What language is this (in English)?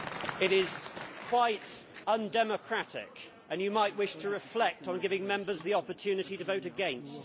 English